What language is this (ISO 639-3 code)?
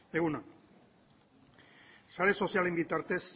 eus